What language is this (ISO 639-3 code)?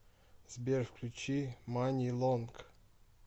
rus